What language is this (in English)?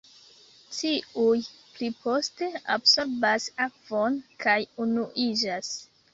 Esperanto